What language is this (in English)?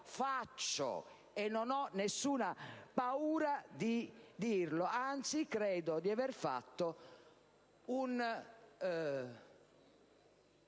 Italian